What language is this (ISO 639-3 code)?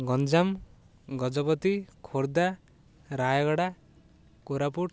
ori